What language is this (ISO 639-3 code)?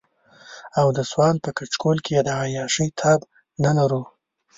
pus